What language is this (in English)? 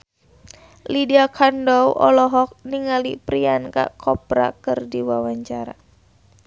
Sundanese